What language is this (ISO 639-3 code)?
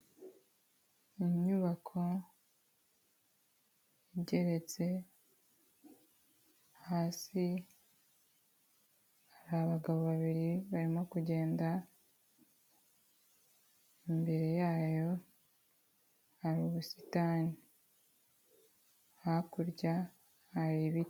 kin